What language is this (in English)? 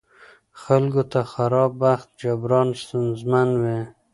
Pashto